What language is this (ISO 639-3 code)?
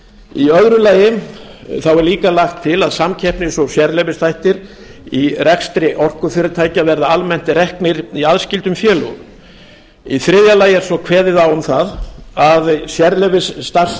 isl